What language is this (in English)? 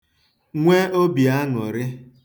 Igbo